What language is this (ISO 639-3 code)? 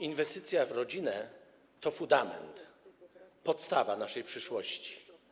pol